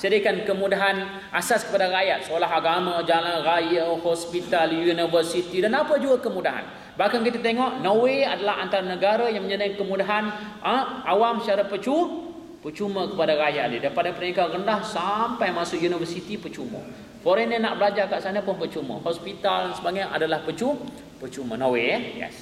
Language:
Malay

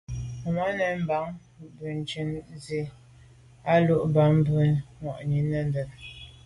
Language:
Medumba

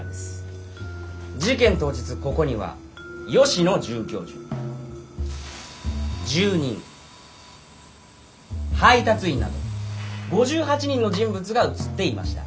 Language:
Japanese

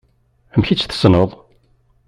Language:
Kabyle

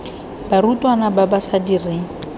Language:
Tswana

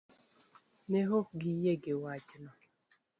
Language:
Luo (Kenya and Tanzania)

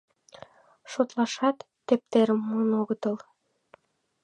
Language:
Mari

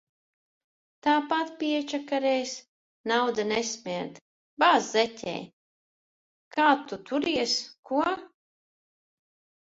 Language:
Latvian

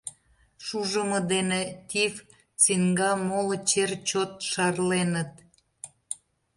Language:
Mari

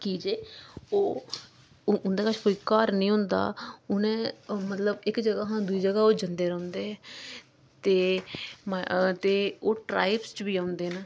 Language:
Dogri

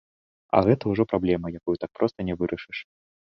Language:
Belarusian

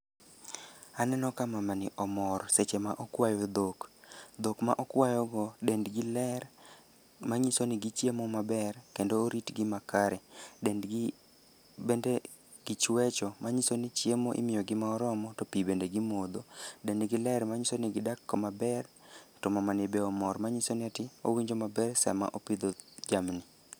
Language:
Luo (Kenya and Tanzania)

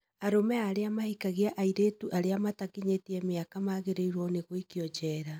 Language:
Kikuyu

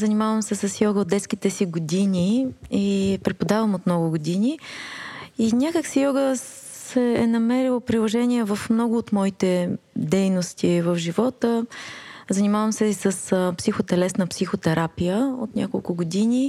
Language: Bulgarian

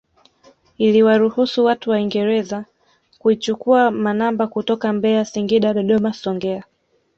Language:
Swahili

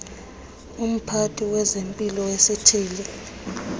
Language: Xhosa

